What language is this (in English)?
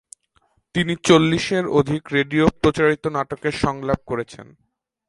Bangla